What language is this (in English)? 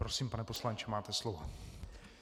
Czech